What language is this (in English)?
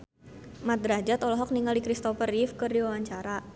Sundanese